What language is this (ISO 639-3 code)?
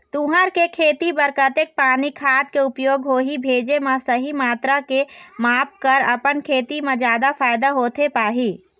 hne